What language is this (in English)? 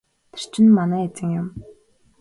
Mongolian